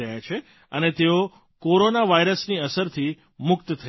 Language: Gujarati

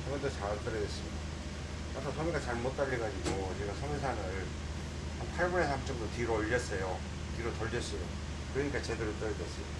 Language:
Korean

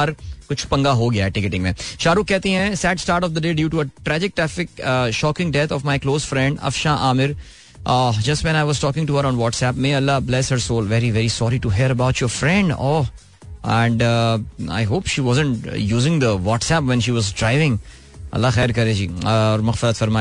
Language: Hindi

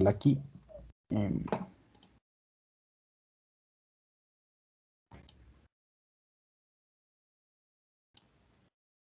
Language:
Spanish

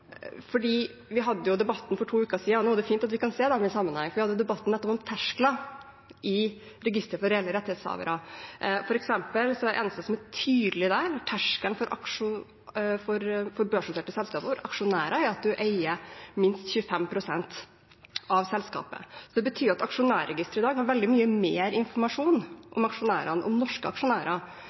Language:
Norwegian Bokmål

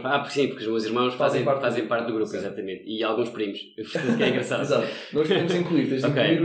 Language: Portuguese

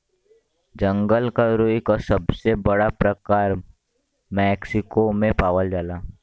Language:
Bhojpuri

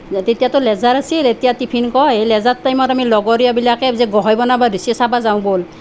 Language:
Assamese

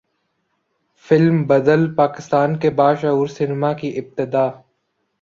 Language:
Urdu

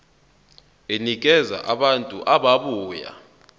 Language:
Zulu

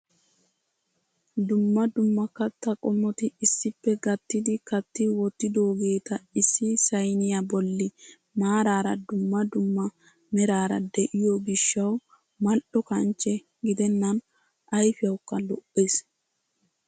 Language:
Wolaytta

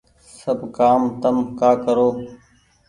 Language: Goaria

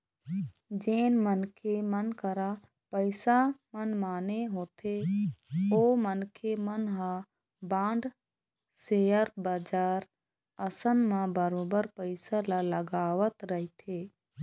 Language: Chhattisgarhi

